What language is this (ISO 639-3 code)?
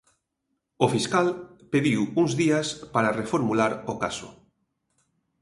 glg